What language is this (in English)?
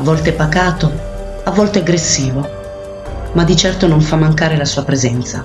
Italian